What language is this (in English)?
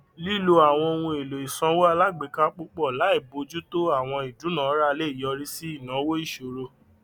Yoruba